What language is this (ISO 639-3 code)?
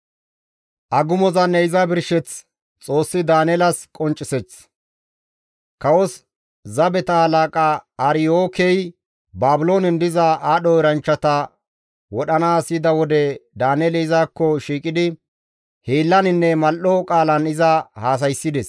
gmv